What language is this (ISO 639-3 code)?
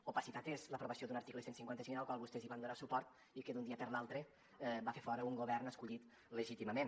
cat